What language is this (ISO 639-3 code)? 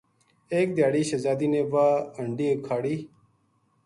gju